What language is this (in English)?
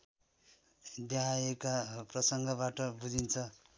Nepali